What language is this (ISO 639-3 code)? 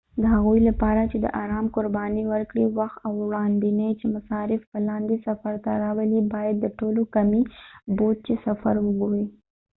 pus